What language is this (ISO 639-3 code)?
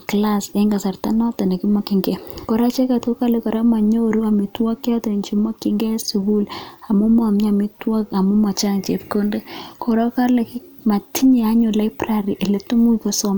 kln